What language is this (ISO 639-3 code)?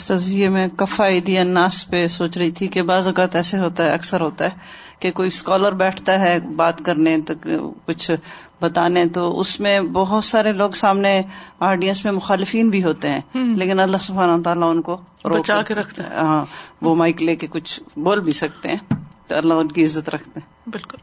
urd